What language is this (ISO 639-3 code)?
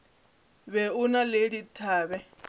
nso